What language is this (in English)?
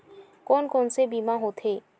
Chhattisgarhi